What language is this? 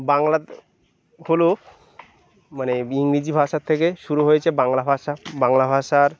Bangla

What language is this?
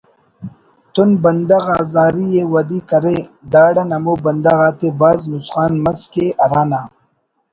Brahui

